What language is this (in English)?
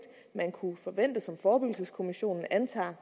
Danish